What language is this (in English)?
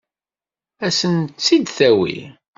Kabyle